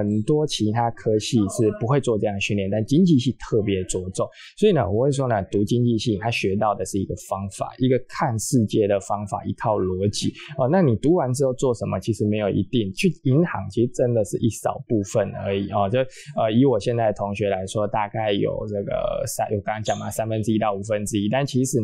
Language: Chinese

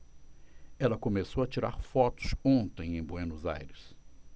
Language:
Portuguese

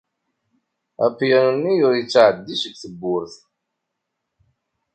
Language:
Kabyle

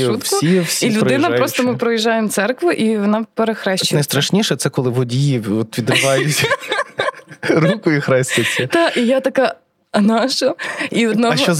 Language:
Ukrainian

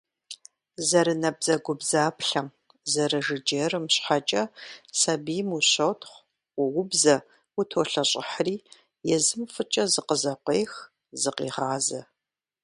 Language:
Kabardian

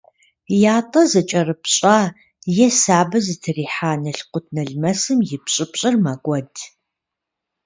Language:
Kabardian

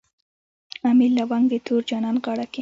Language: Pashto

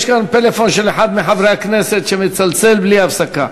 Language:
Hebrew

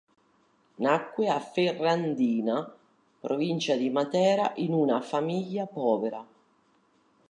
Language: Italian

